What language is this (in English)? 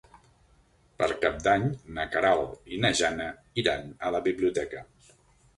Catalan